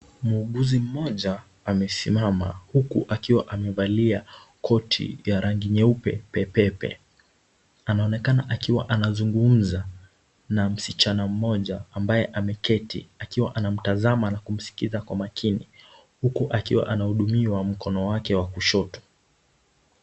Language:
Swahili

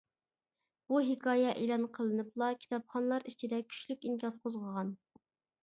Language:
Uyghur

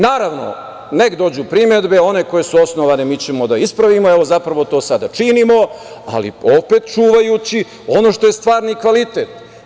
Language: Serbian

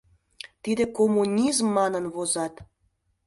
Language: Mari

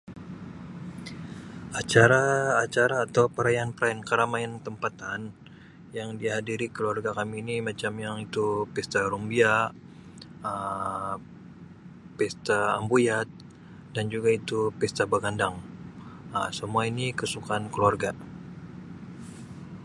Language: Sabah Malay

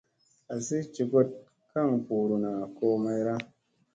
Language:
Musey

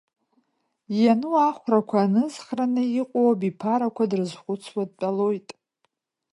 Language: Abkhazian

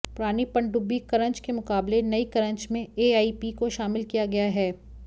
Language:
Hindi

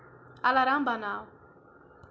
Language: Kashmiri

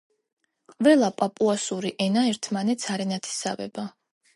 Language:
Georgian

